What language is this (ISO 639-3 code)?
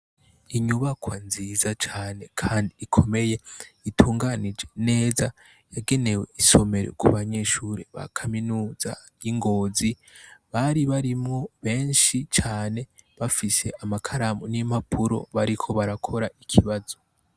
run